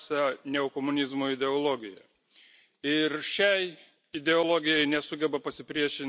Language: Lithuanian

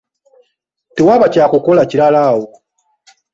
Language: Ganda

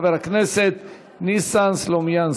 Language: Hebrew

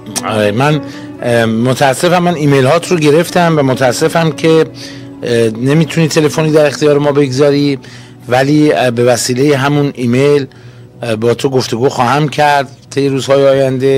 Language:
Persian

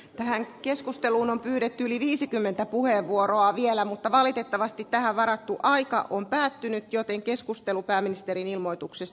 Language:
Finnish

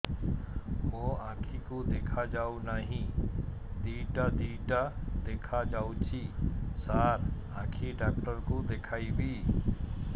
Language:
Odia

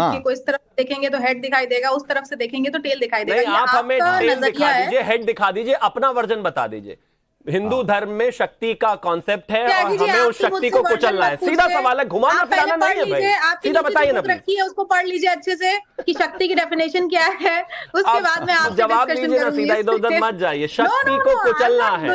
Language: Hindi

